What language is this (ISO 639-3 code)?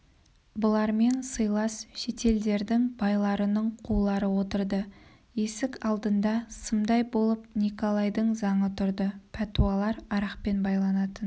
kaz